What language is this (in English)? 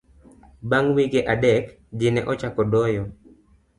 Luo (Kenya and Tanzania)